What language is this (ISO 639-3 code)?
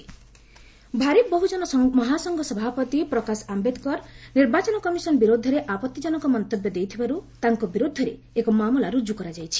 ori